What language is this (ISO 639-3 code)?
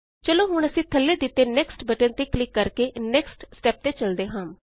pan